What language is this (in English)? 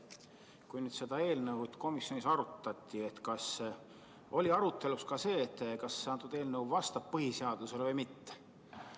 Estonian